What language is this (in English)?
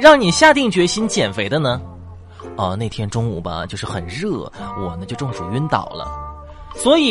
Chinese